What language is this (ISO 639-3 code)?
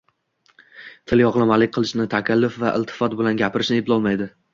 uzb